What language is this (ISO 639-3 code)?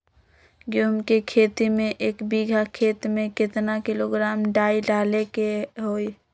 mag